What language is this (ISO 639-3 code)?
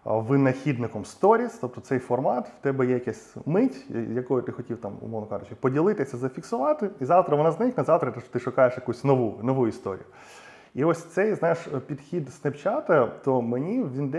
ukr